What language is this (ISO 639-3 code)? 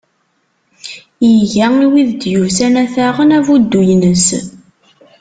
kab